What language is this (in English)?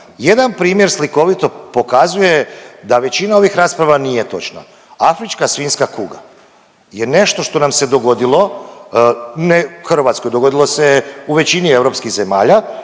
Croatian